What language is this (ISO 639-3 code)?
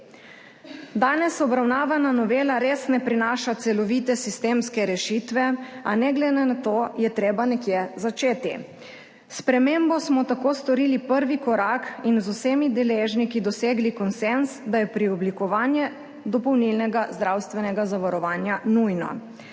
slv